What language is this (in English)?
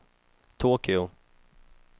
Swedish